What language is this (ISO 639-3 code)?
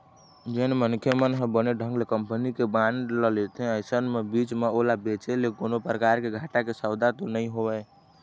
hne